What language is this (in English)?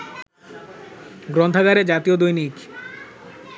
Bangla